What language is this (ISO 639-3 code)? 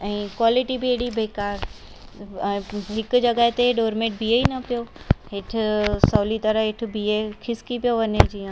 snd